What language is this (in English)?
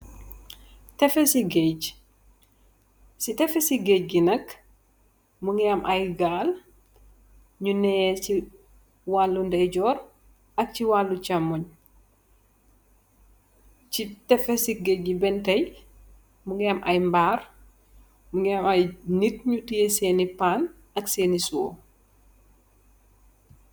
Wolof